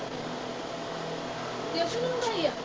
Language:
Punjabi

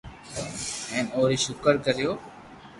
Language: Loarki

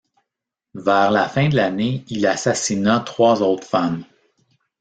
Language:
French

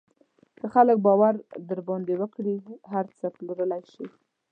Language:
Pashto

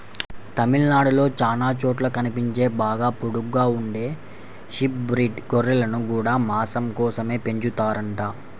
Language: Telugu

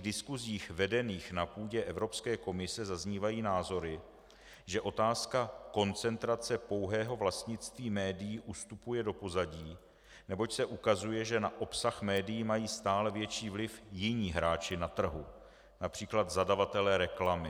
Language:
Czech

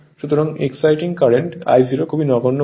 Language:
Bangla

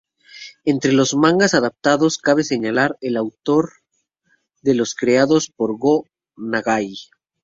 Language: Spanish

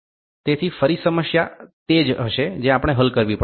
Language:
Gujarati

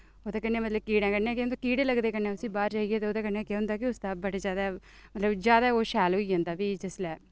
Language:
Dogri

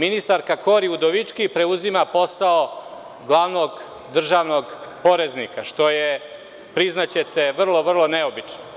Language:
Serbian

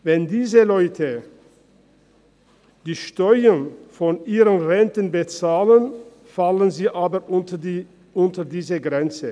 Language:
Swiss German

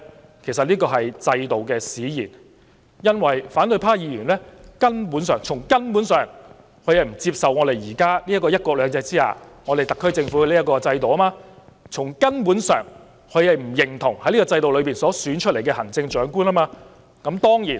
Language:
Cantonese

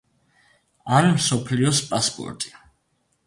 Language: Georgian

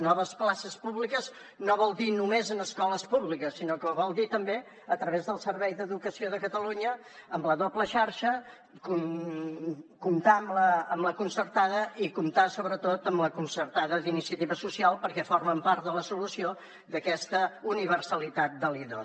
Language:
Catalan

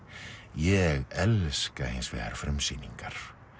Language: Icelandic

